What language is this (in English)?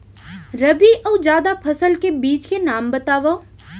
Chhattisgarhi